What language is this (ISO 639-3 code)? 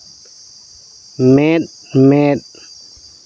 sat